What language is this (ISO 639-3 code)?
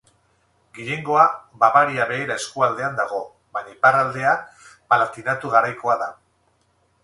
eus